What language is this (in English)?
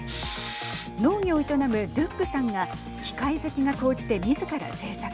Japanese